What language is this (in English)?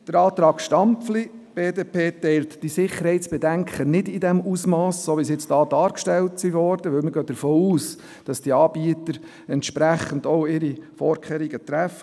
Swiss German